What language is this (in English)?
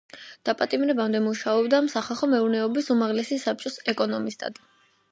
Georgian